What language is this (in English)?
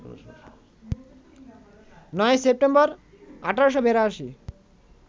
Bangla